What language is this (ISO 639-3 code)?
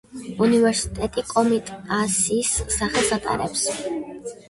kat